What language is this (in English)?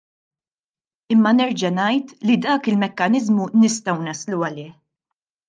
Maltese